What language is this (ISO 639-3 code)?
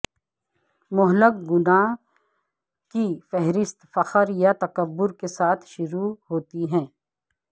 urd